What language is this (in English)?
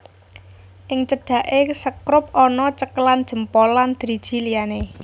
Javanese